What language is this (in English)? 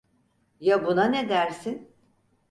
Turkish